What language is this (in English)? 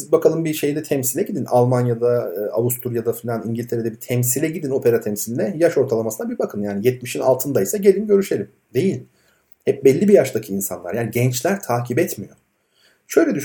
Turkish